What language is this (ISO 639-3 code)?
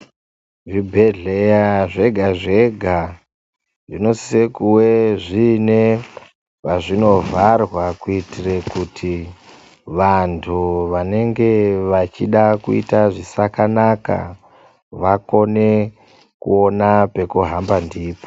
ndc